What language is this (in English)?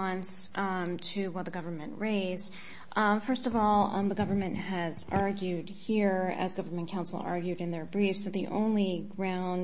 English